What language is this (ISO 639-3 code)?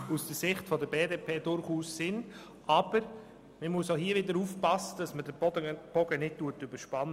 gsw